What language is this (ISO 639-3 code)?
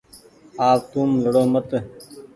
gig